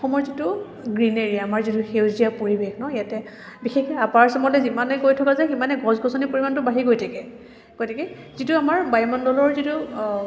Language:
Assamese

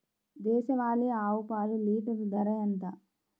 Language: Telugu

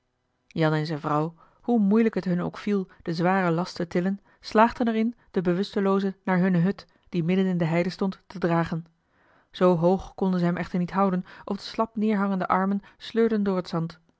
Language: Dutch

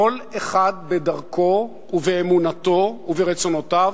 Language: Hebrew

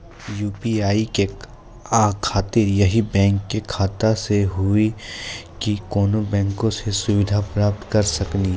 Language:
Maithili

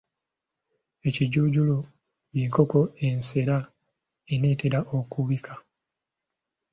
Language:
Ganda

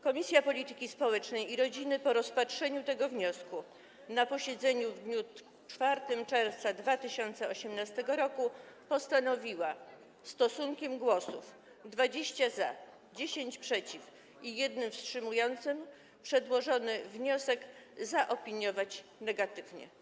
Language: Polish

